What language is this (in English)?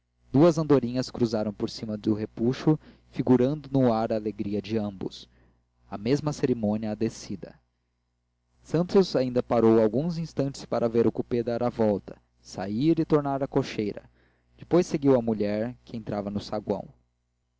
Portuguese